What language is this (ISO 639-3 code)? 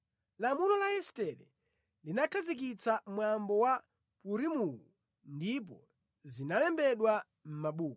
nya